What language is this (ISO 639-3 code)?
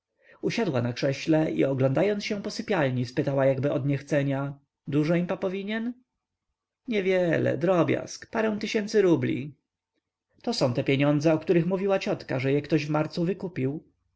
pol